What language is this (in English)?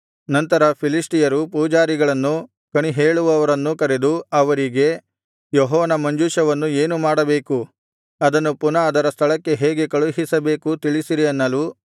Kannada